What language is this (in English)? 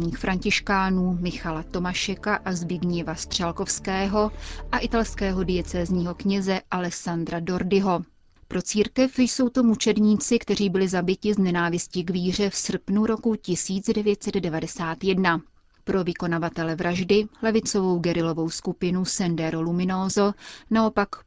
Czech